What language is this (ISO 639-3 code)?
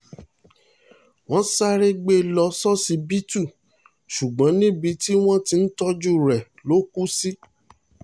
yor